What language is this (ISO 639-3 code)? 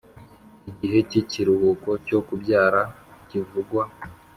kin